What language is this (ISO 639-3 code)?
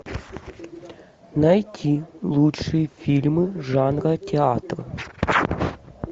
rus